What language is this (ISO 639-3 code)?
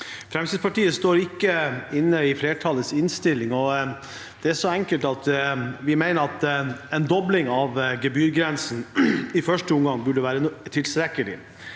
nor